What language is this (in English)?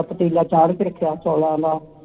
Punjabi